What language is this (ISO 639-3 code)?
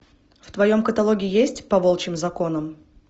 rus